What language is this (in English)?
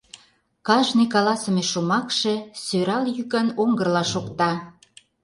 Mari